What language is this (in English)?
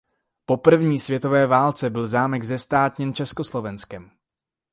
Czech